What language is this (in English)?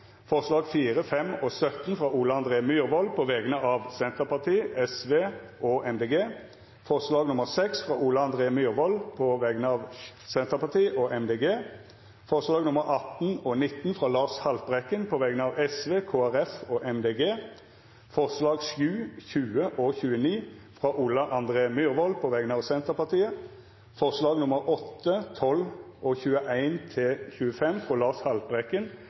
Norwegian Nynorsk